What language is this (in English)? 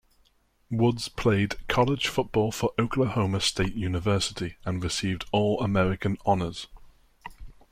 English